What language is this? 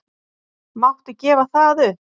Icelandic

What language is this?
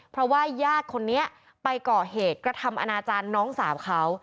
Thai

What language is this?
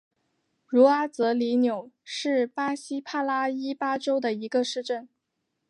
Chinese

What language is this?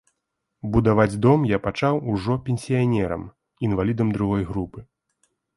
Belarusian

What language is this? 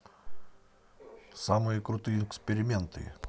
Russian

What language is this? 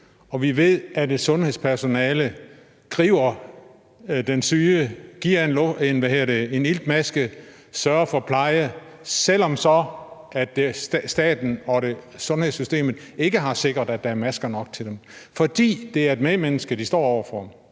Danish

